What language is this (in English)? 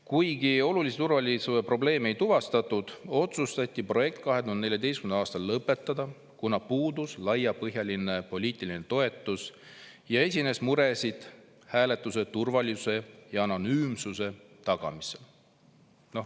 Estonian